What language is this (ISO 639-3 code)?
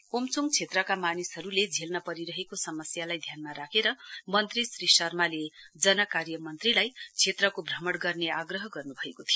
nep